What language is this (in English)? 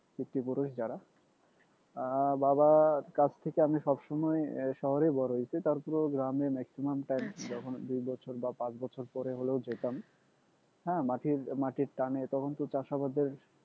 Bangla